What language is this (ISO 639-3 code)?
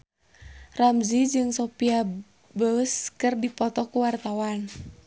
sun